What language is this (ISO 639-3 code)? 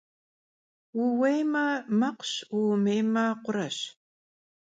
kbd